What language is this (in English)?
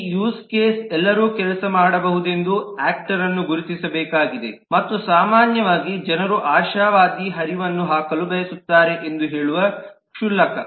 Kannada